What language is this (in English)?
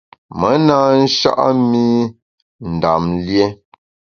Bamun